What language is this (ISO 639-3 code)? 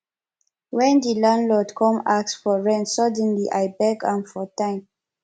pcm